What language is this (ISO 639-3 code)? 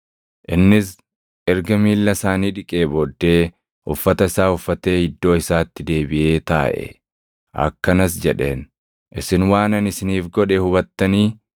orm